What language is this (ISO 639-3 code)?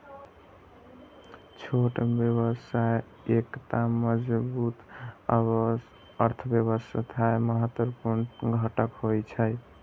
mai